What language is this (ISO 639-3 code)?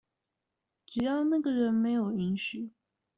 zho